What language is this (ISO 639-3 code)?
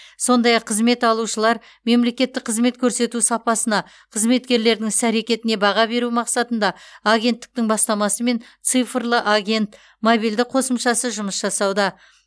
kaz